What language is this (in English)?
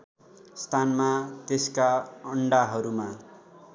Nepali